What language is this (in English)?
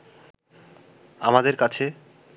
Bangla